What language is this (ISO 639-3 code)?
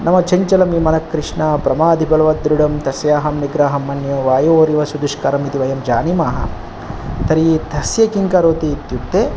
san